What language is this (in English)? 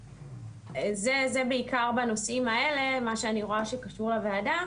Hebrew